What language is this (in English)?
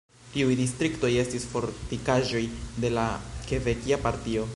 Esperanto